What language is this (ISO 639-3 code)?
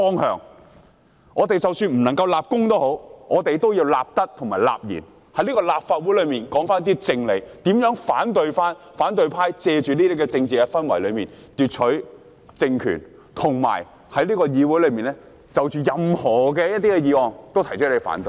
yue